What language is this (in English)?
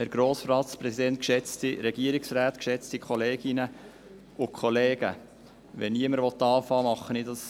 Swiss German